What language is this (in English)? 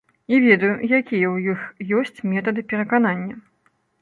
Belarusian